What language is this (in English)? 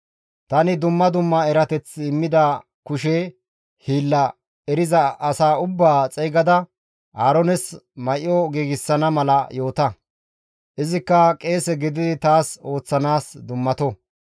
Gamo